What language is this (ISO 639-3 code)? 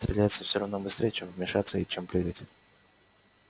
rus